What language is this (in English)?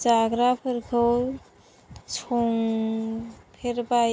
Bodo